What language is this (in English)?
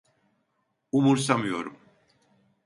Turkish